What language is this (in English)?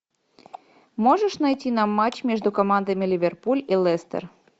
Russian